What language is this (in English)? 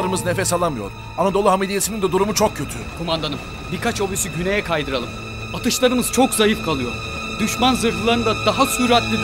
Turkish